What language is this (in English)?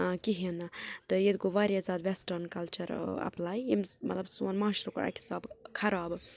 Kashmiri